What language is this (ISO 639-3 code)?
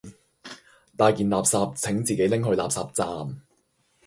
yue